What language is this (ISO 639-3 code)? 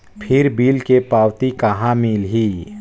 hne